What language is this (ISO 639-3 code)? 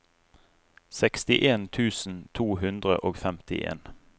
nor